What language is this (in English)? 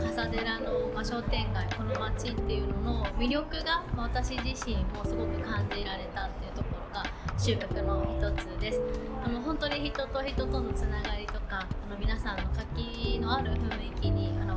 Japanese